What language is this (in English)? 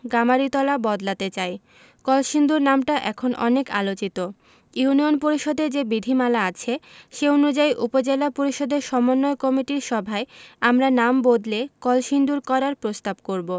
Bangla